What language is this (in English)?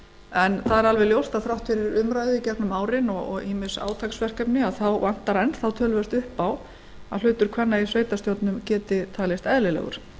Icelandic